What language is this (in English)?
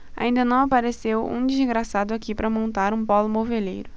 Portuguese